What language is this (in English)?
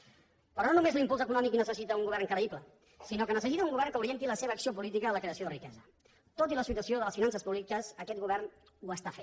Catalan